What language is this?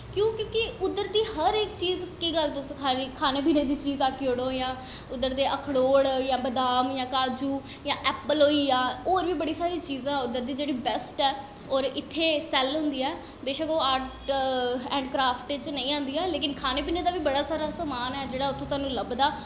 Dogri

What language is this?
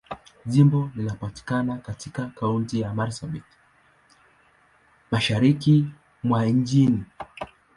Swahili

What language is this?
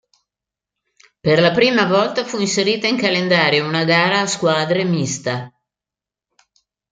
Italian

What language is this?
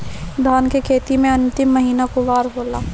Bhojpuri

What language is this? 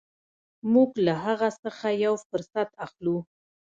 Pashto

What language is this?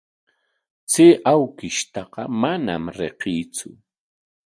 Corongo Ancash Quechua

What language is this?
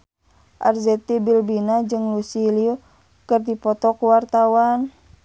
Sundanese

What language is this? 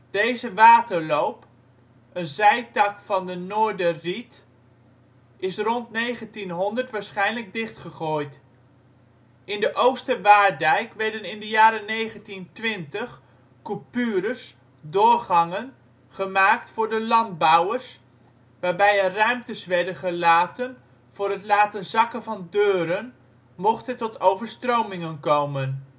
Dutch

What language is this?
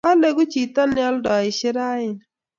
Kalenjin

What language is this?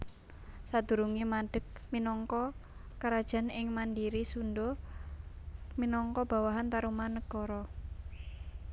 Javanese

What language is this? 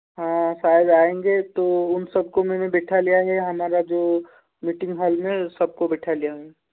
Hindi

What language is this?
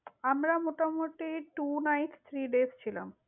Bangla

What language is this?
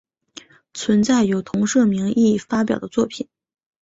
Chinese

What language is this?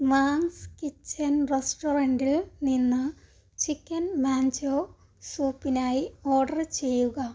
Malayalam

